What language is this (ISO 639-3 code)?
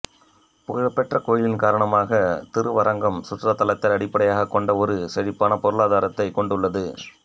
tam